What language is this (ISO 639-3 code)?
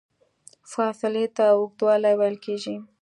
pus